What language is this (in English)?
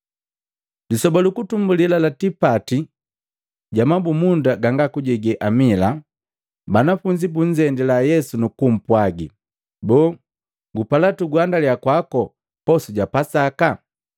Matengo